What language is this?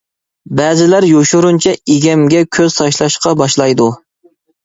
Uyghur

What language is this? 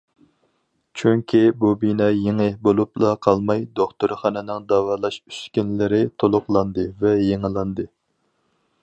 Uyghur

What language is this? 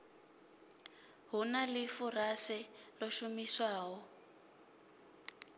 Venda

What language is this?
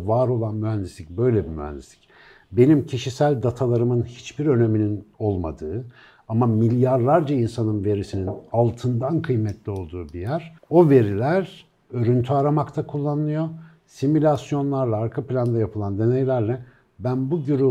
Turkish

